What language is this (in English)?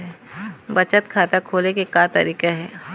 Chhattisgarhi